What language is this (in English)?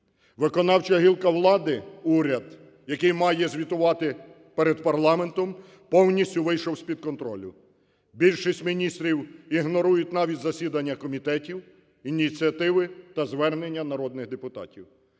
Ukrainian